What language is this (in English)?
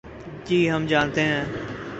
Urdu